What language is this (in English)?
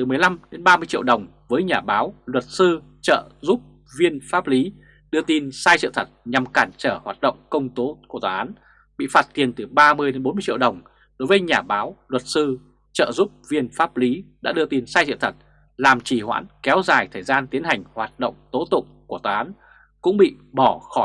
Vietnamese